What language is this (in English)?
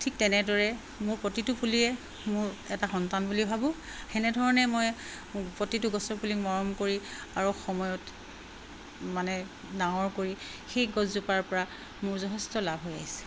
Assamese